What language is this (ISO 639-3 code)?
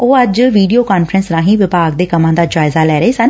pan